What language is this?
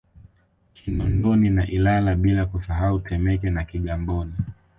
Swahili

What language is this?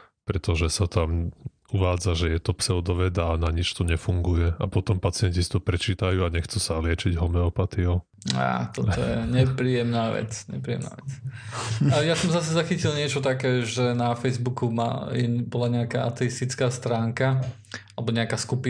Slovak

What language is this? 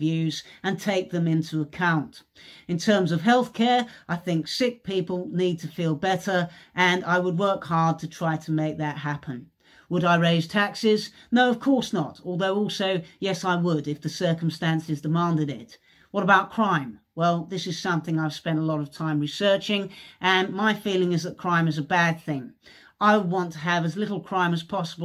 English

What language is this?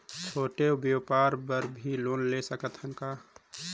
Chhattisgarhi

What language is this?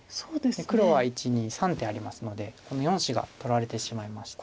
Japanese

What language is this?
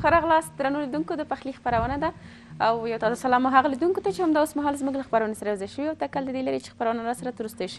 Arabic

